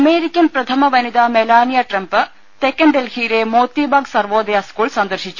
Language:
Malayalam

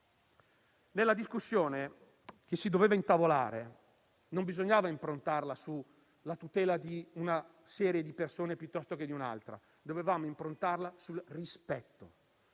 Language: Italian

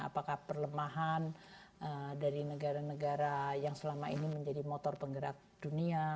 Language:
Indonesian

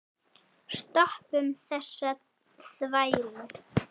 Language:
Icelandic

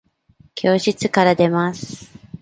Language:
Japanese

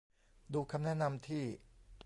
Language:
Thai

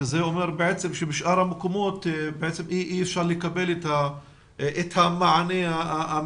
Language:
Hebrew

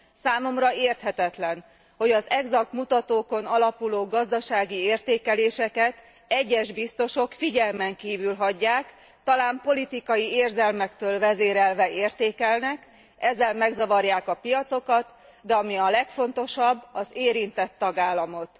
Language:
Hungarian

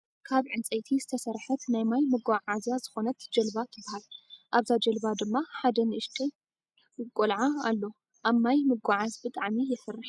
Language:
Tigrinya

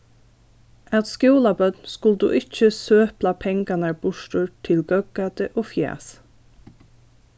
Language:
Faroese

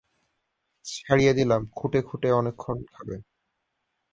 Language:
Bangla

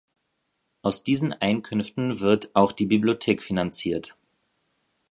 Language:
German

